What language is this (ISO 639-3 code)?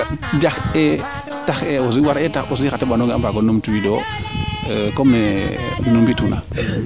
srr